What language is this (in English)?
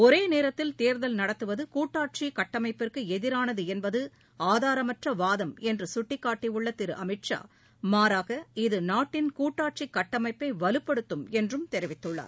Tamil